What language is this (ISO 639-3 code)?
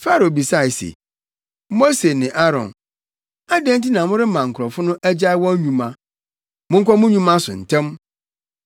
aka